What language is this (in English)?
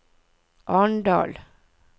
Norwegian